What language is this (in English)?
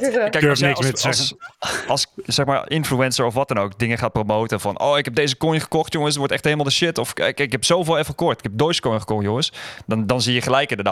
Dutch